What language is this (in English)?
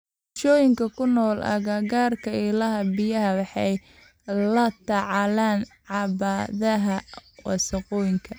Somali